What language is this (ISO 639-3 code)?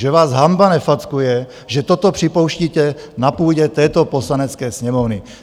ces